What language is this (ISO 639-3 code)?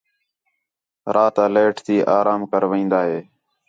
xhe